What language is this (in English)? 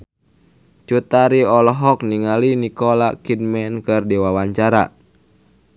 Sundanese